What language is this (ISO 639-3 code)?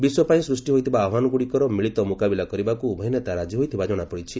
ori